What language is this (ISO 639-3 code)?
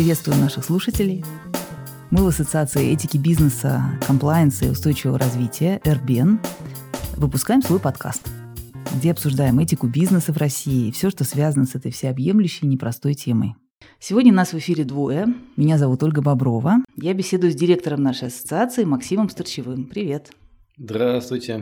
rus